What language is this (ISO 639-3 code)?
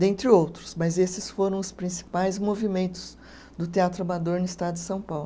por